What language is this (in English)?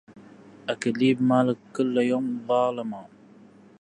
Arabic